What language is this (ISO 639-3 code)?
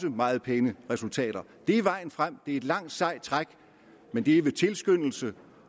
dan